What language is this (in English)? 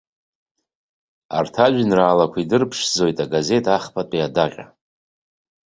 Abkhazian